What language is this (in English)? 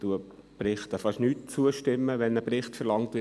Swiss German